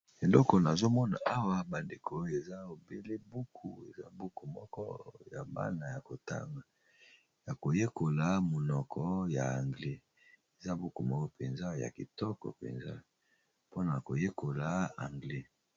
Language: Lingala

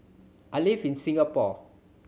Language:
English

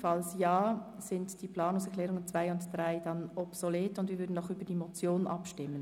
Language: Swiss German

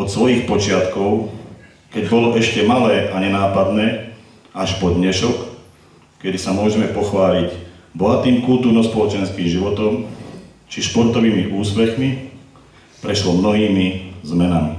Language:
Slovak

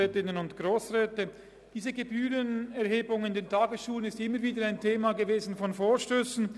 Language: Swiss German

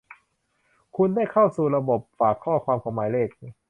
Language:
Thai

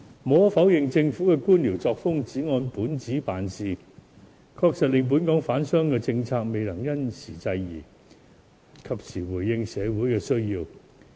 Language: Cantonese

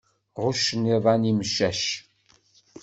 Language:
Kabyle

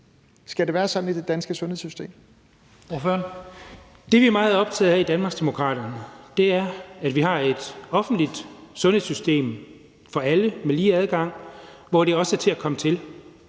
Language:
Danish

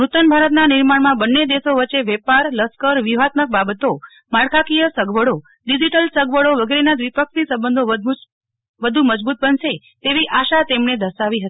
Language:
Gujarati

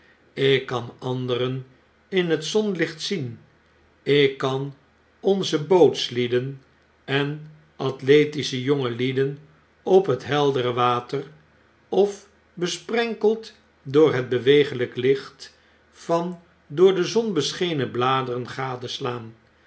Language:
Dutch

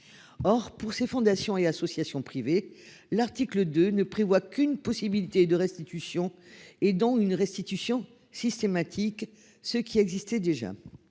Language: French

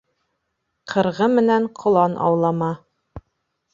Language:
Bashkir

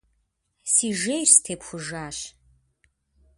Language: Kabardian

